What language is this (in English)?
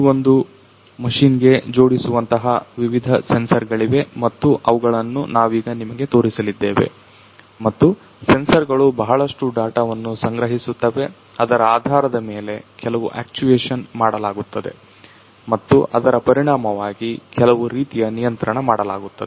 Kannada